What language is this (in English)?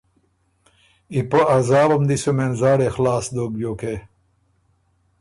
Ormuri